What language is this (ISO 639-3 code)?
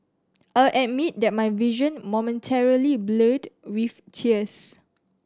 eng